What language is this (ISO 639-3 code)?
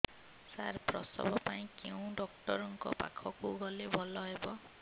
ori